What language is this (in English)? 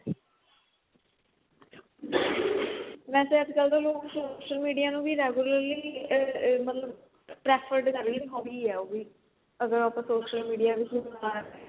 Punjabi